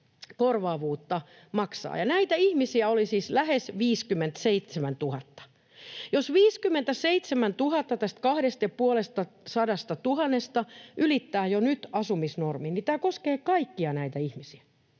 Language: Finnish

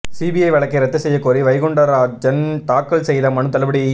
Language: Tamil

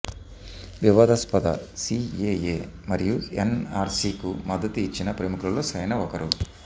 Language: Telugu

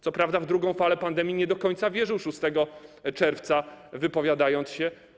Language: Polish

